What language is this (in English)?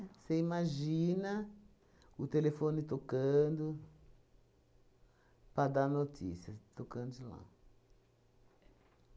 Portuguese